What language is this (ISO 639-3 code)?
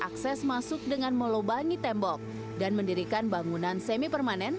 ind